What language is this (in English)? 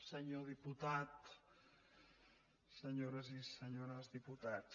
Catalan